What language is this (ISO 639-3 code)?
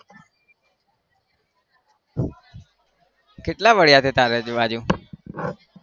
guj